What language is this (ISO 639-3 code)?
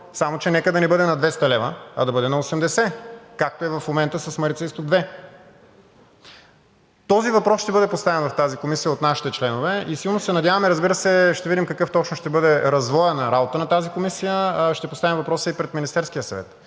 bul